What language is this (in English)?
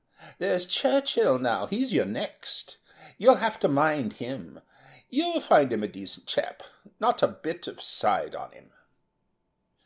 English